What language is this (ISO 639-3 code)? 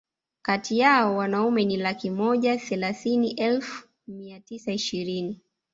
swa